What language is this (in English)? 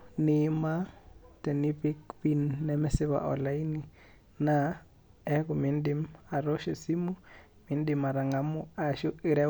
Masai